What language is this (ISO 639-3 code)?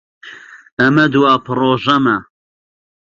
ckb